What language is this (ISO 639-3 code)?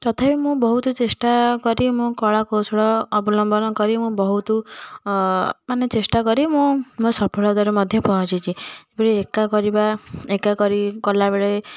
ori